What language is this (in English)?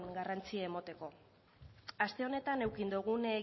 Basque